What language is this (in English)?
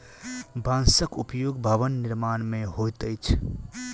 Maithili